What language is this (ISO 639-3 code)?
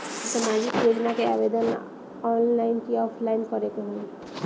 bho